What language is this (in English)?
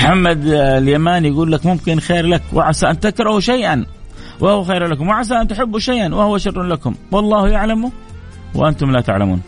Arabic